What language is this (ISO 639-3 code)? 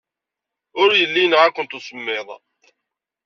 kab